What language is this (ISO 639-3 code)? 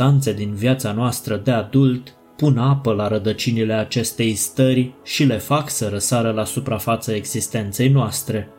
ron